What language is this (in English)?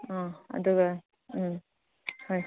Manipuri